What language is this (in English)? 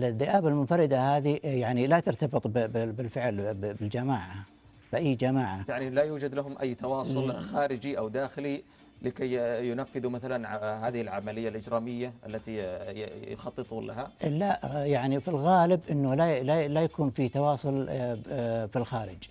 Arabic